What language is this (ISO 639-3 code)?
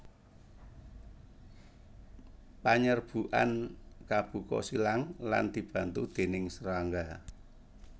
jav